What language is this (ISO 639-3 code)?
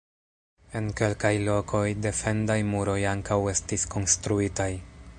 epo